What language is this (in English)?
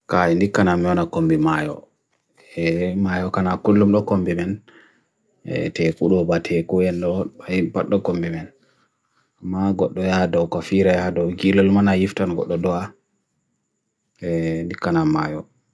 Bagirmi Fulfulde